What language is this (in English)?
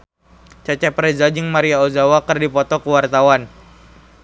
Sundanese